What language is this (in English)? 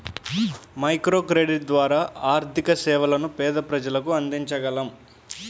Telugu